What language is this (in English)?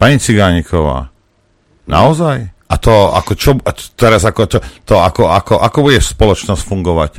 Slovak